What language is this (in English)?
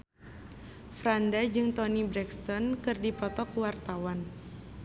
Sundanese